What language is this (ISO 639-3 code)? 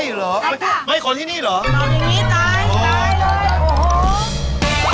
tha